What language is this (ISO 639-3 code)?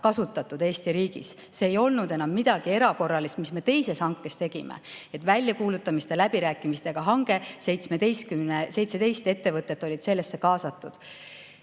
est